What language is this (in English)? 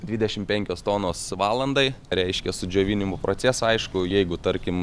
Lithuanian